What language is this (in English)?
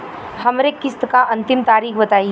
Bhojpuri